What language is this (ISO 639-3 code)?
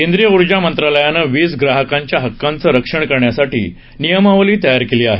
mar